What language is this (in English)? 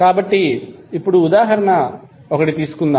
Telugu